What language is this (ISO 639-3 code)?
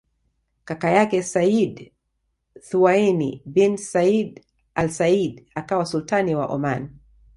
swa